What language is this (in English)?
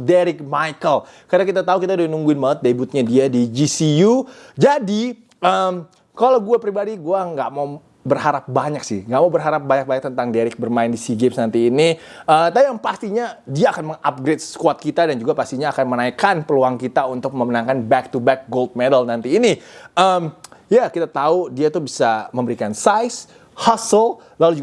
Indonesian